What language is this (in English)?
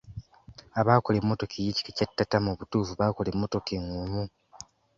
Ganda